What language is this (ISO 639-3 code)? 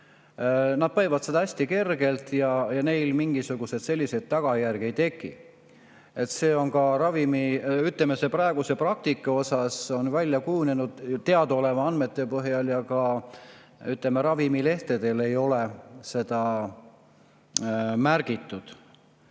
est